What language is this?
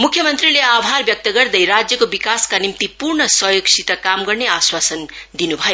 Nepali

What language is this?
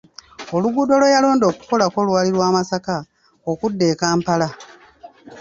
Ganda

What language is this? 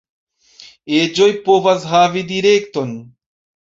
Esperanto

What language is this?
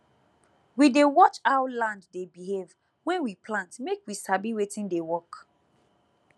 Nigerian Pidgin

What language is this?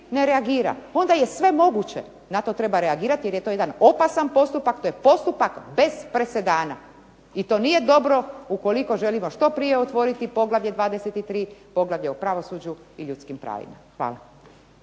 Croatian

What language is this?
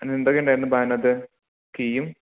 Malayalam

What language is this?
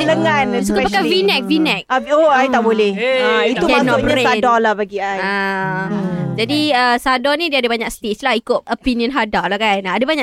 Malay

